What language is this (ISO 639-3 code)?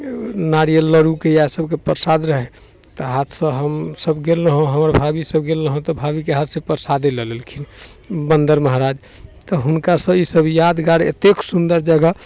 mai